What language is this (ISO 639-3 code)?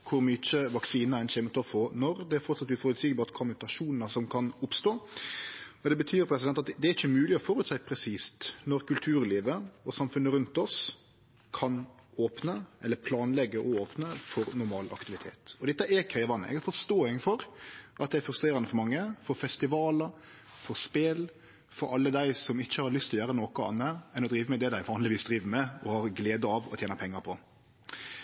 nno